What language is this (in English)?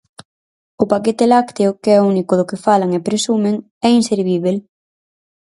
Galician